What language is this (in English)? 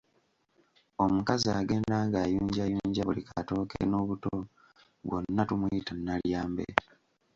Ganda